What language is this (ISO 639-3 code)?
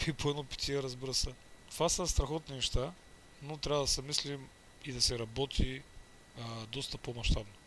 bul